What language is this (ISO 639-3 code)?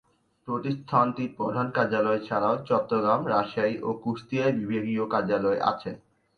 ben